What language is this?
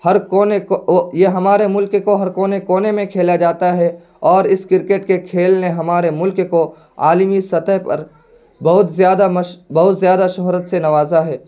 Urdu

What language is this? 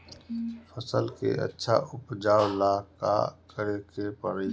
Bhojpuri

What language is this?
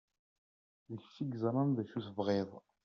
Kabyle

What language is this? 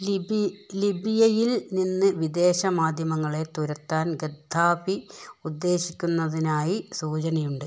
Malayalam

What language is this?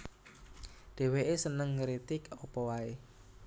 Javanese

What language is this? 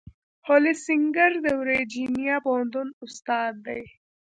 Pashto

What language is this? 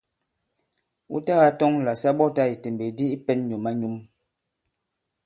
Bankon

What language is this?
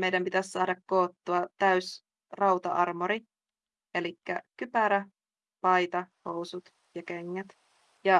Finnish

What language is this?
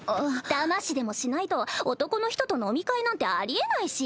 Japanese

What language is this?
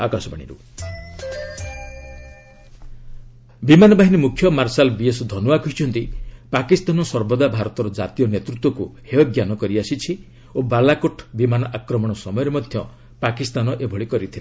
Odia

